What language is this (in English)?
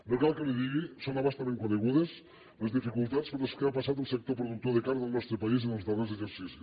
Catalan